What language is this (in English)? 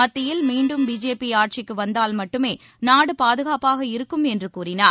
Tamil